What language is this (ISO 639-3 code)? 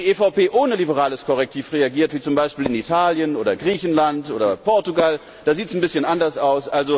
deu